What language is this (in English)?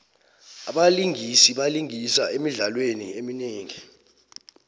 South Ndebele